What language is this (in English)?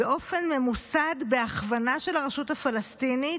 Hebrew